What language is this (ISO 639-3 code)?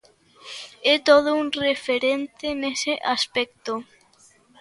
glg